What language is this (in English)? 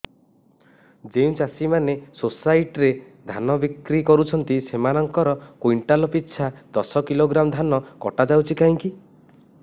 Odia